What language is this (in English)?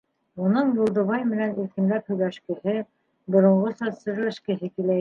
Bashkir